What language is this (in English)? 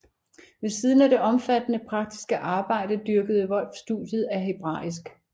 Danish